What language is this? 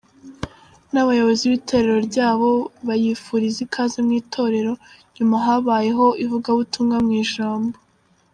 Kinyarwanda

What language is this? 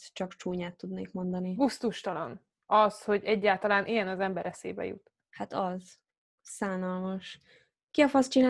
Hungarian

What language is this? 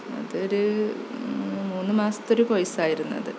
Malayalam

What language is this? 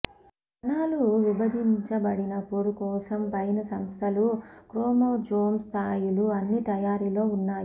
Telugu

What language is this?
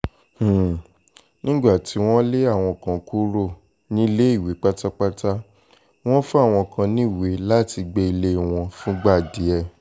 Yoruba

